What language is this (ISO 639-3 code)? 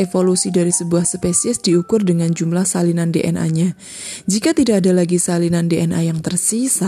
ind